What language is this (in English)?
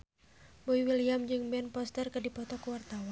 Sundanese